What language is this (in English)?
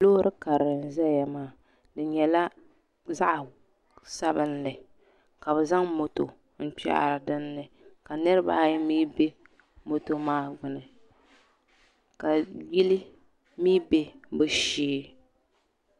Dagbani